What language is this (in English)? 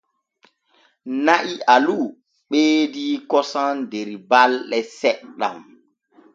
Borgu Fulfulde